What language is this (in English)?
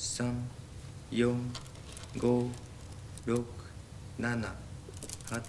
Japanese